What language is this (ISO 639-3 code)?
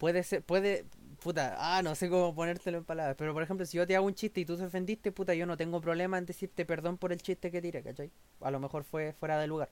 spa